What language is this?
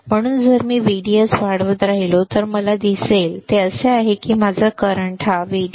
Marathi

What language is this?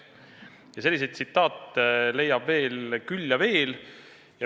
Estonian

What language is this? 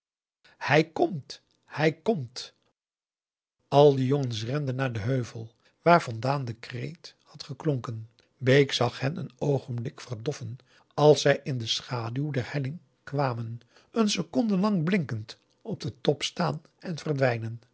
Dutch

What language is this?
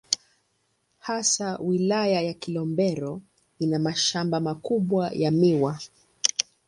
Swahili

